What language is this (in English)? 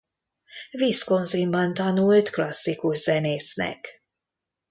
Hungarian